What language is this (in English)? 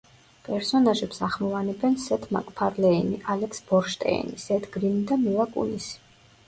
Georgian